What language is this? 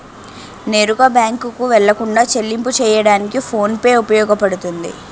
Telugu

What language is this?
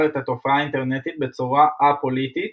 Hebrew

